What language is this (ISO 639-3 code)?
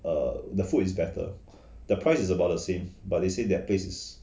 eng